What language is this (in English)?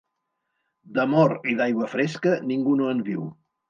Catalan